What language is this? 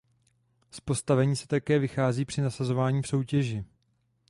Czech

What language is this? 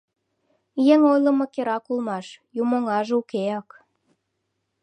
Mari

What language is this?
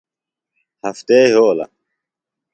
Phalura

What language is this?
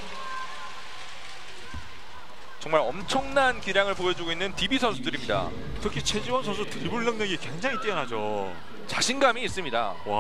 Korean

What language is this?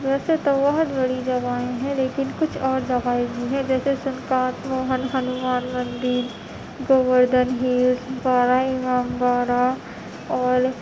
Urdu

